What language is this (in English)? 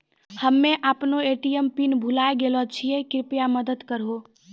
Maithili